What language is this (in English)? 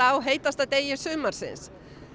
Icelandic